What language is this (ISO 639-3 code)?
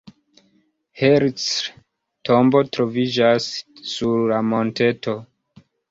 epo